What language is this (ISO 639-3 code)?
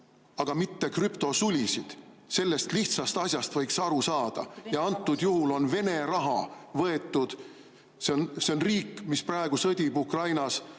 est